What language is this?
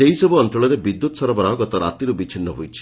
Odia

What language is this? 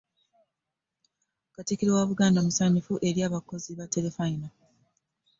Ganda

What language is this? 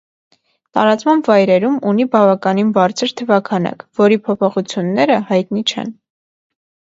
Armenian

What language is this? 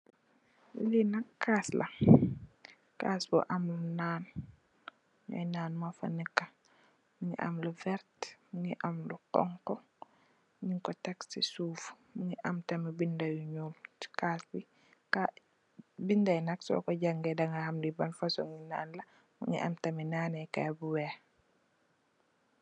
Wolof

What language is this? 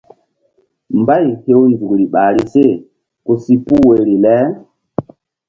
Mbum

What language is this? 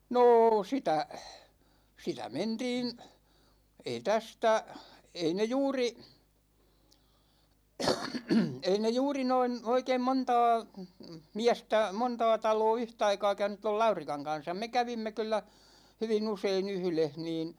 Finnish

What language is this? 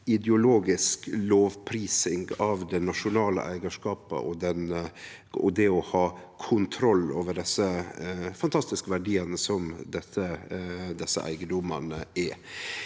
Norwegian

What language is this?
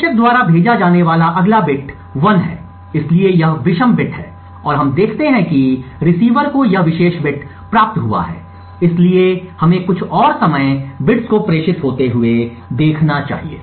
Hindi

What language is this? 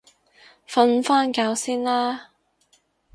Cantonese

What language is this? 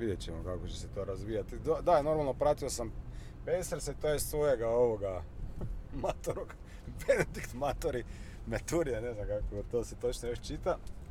Croatian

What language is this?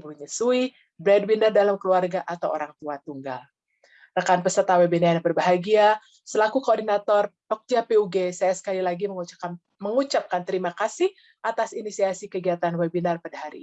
Indonesian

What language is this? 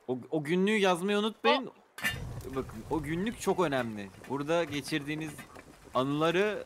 Turkish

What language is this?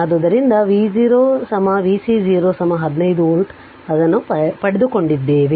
Kannada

